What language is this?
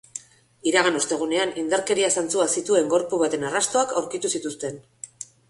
Basque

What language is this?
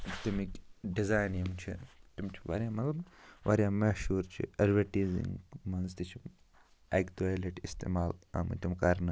Kashmiri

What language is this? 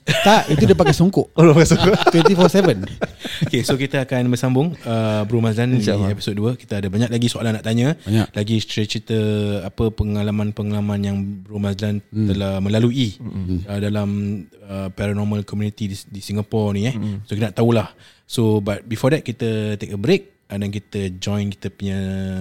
Malay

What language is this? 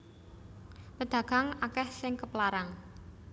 Javanese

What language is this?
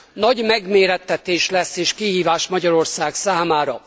Hungarian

